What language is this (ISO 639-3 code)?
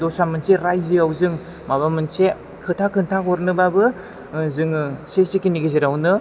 brx